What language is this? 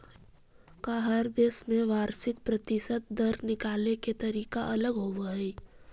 Magahi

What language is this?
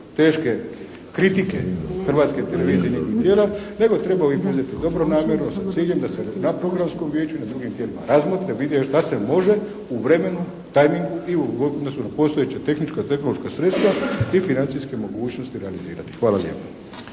Croatian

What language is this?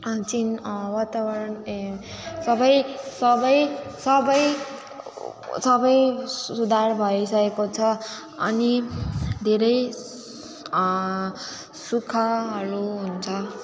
Nepali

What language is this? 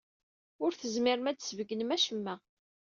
Kabyle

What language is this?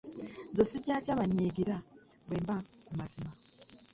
Ganda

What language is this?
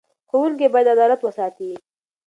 Pashto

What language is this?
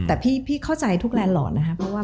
Thai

